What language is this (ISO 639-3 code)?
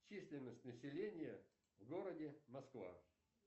rus